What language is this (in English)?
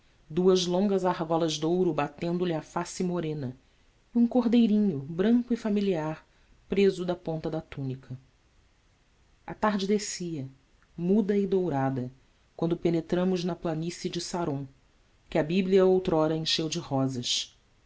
Portuguese